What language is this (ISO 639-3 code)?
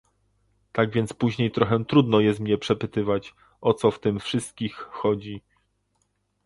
pol